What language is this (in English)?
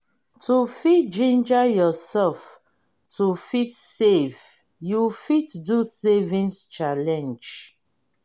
Nigerian Pidgin